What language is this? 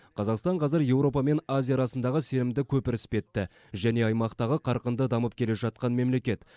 Kazakh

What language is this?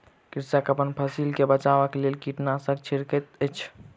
Maithili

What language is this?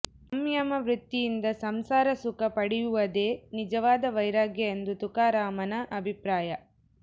Kannada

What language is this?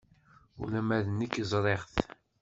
Kabyle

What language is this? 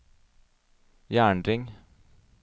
Norwegian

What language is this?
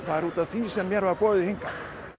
Icelandic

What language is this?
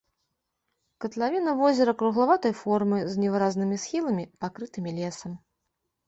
Belarusian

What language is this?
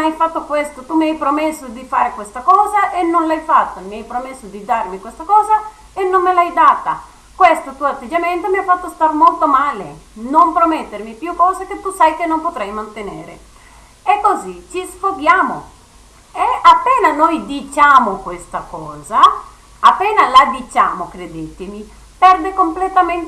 Italian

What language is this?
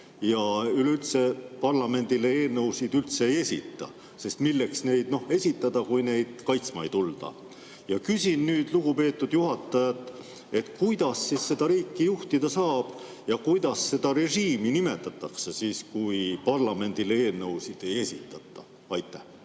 Estonian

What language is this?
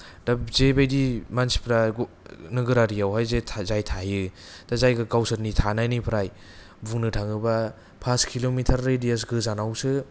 Bodo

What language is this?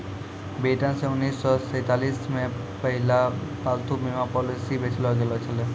Maithili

